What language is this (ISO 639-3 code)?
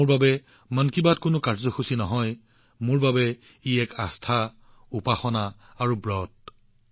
asm